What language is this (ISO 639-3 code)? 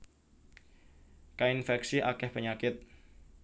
jav